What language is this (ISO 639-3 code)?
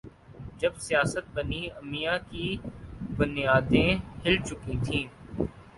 urd